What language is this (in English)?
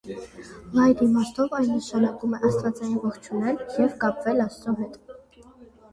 Armenian